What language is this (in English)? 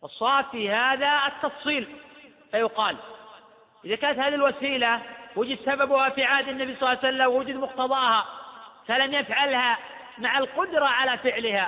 Arabic